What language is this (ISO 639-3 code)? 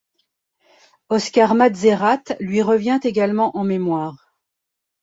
fra